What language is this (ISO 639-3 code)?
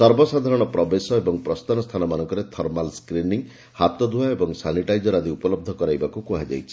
ori